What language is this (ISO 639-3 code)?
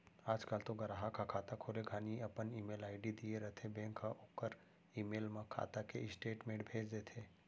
hne